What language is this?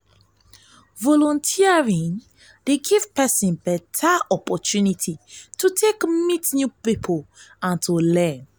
Nigerian Pidgin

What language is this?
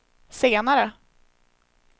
Swedish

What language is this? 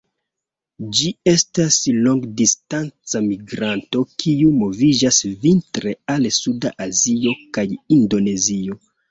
Esperanto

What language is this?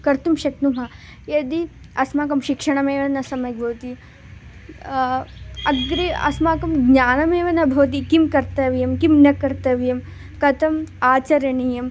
Sanskrit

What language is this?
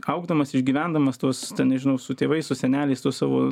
Lithuanian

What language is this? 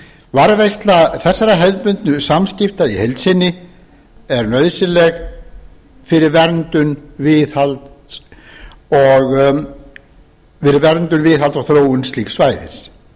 Icelandic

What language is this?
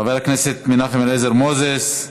Hebrew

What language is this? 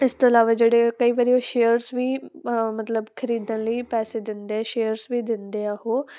Punjabi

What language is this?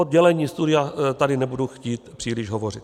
Czech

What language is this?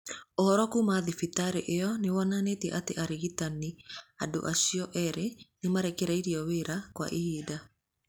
Kikuyu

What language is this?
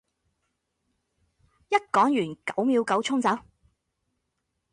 Cantonese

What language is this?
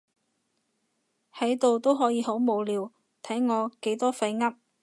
Cantonese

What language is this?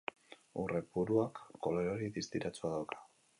Basque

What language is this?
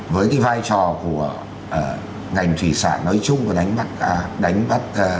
Vietnamese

